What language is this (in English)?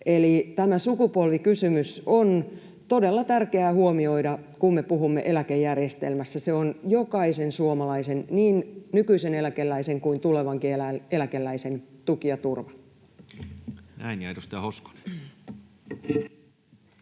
Finnish